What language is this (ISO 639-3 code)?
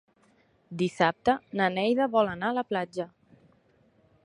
cat